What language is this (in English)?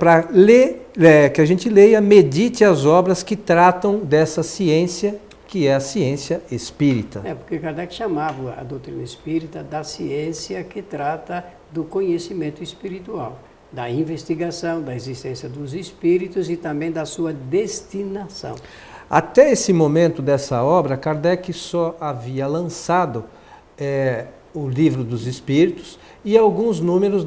Portuguese